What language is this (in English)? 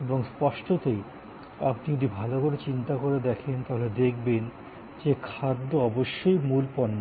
Bangla